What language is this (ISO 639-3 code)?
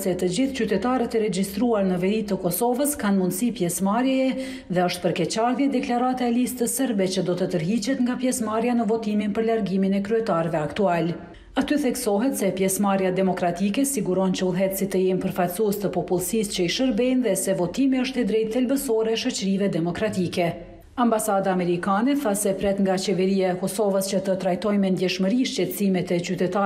ron